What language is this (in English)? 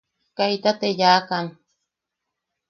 Yaqui